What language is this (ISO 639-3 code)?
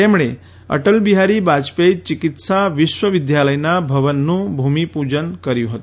guj